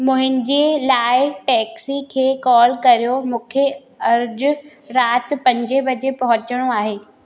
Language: Sindhi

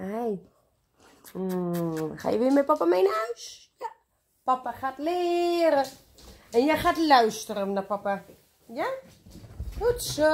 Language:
Dutch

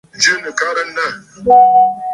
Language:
Bafut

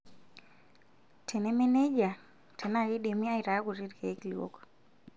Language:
Masai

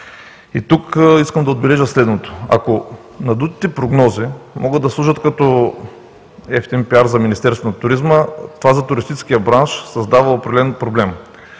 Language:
Bulgarian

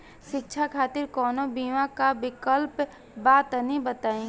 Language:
Bhojpuri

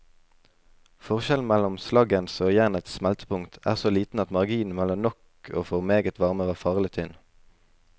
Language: Norwegian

